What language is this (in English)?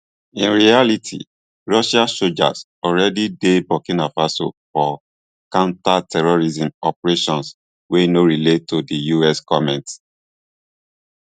Nigerian Pidgin